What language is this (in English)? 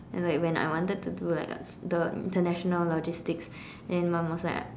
English